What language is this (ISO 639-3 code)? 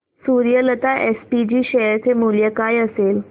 mar